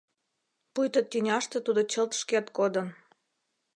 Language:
Mari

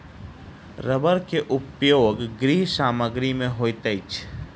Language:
Maithili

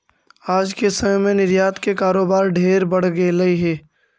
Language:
Magahi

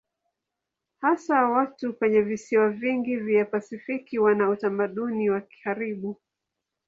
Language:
Swahili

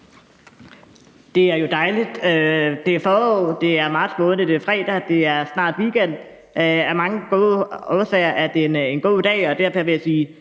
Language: Danish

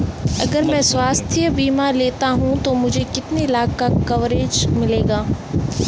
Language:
Hindi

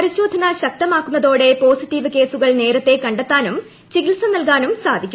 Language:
Malayalam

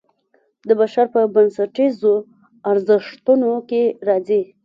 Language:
Pashto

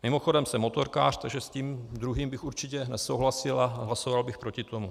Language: Czech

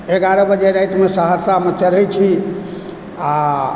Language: Maithili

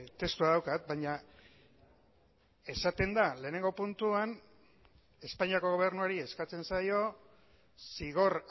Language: Basque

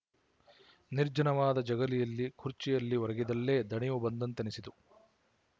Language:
Kannada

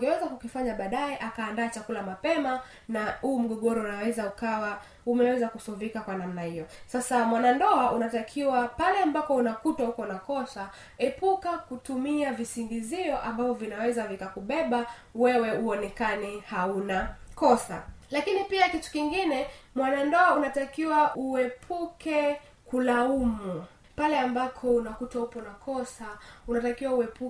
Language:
Swahili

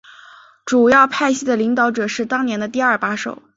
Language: Chinese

